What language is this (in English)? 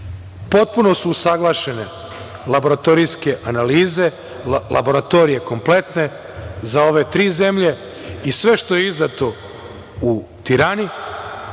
Serbian